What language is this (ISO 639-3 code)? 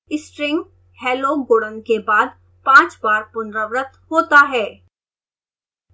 hin